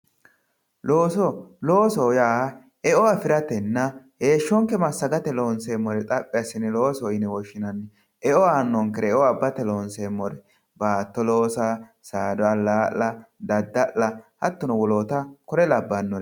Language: Sidamo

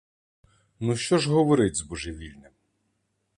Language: Ukrainian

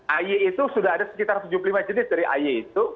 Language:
Indonesian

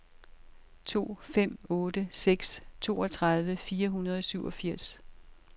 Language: Danish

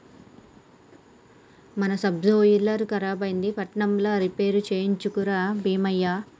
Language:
Telugu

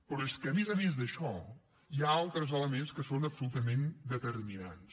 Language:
Catalan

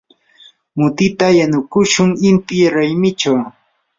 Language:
Yanahuanca Pasco Quechua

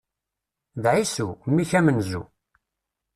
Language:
Kabyle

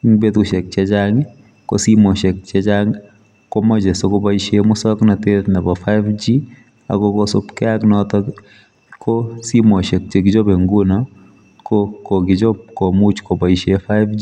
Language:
Kalenjin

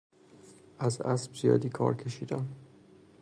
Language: Persian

